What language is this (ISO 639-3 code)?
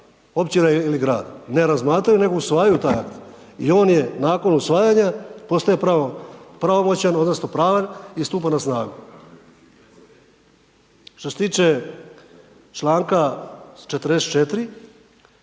hrv